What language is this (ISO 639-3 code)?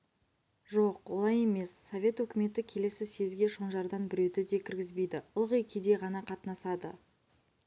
kaz